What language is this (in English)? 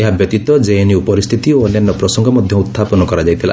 Odia